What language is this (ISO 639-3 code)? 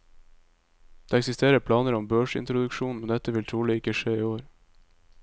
nor